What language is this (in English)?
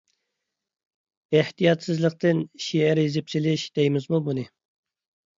Uyghur